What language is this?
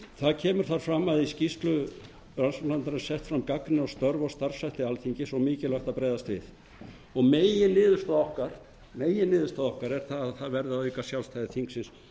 Icelandic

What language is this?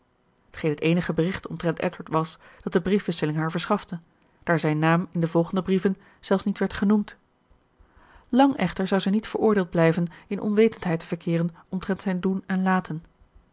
Dutch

